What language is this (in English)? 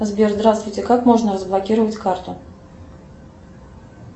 Russian